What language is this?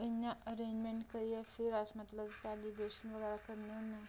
Dogri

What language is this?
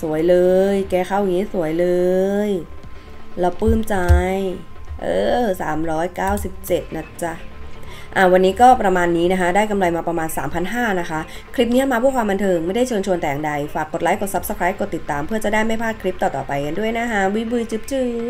Thai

